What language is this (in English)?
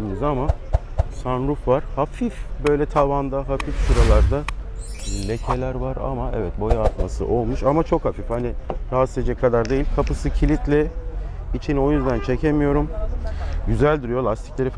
Turkish